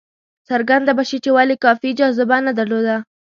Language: Pashto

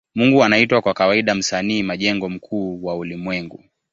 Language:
Swahili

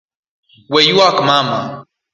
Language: Luo (Kenya and Tanzania)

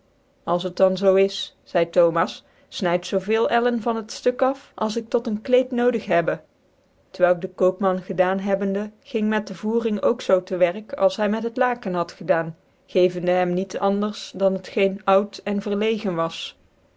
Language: Dutch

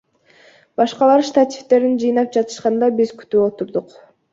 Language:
Kyrgyz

